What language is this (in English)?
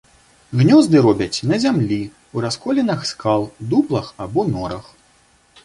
Belarusian